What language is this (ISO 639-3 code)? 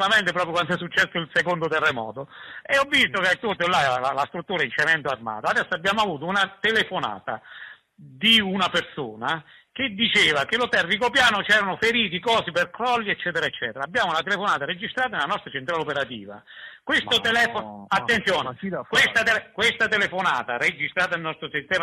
ita